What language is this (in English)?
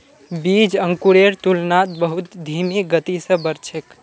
Magahi